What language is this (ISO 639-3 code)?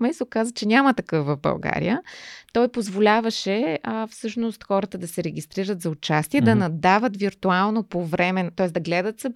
bul